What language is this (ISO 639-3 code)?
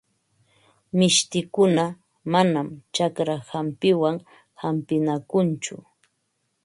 qva